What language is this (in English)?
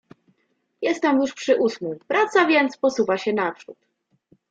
Polish